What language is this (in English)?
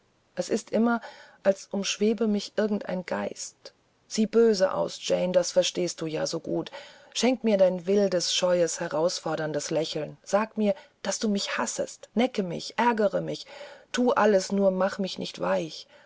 German